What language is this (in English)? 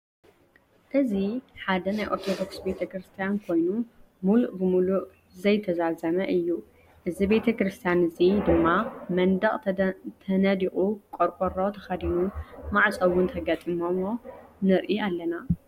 Tigrinya